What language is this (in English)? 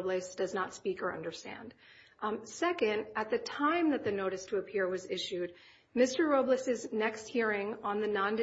English